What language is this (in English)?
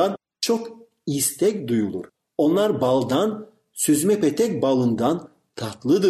Turkish